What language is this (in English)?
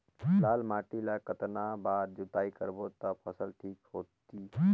Chhattisgarhi